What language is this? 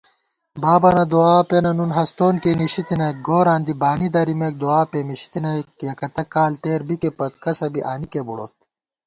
Gawar-Bati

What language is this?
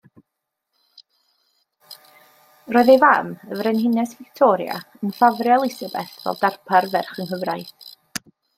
Welsh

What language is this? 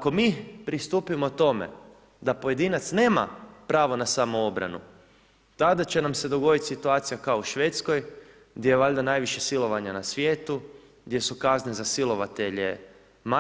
Croatian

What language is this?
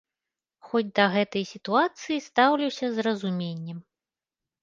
Belarusian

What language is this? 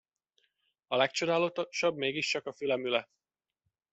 Hungarian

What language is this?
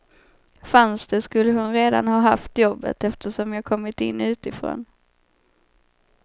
Swedish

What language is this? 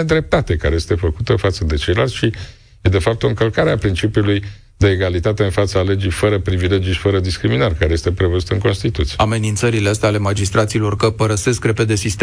Romanian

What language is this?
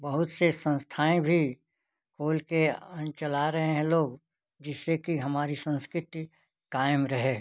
Hindi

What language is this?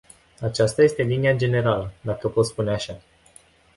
Romanian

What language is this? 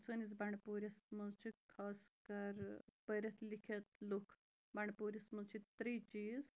Kashmiri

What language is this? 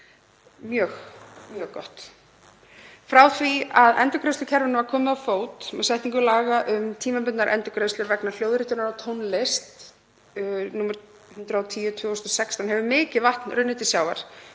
Icelandic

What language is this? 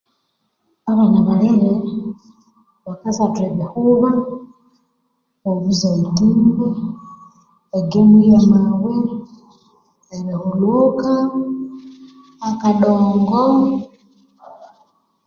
Konzo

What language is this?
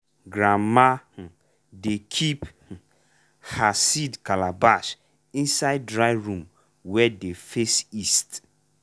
Nigerian Pidgin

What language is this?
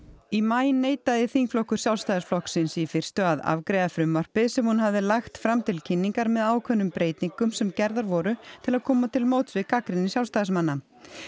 Icelandic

